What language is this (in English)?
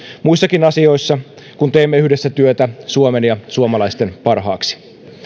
Finnish